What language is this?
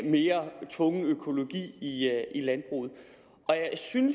Danish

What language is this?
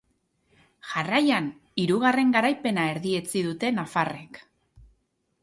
Basque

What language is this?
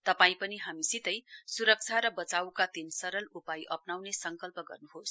Nepali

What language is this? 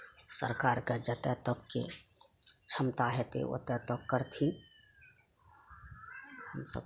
Maithili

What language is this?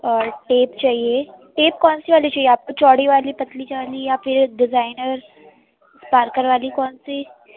Urdu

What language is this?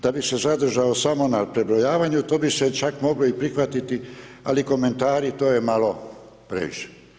Croatian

